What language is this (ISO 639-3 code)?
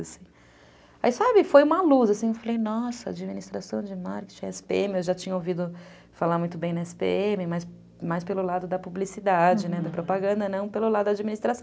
por